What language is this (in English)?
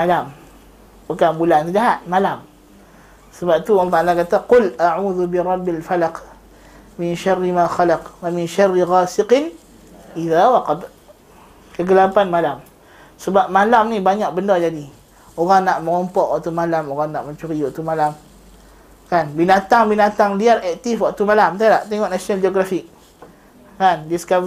Malay